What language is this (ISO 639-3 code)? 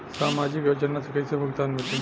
bho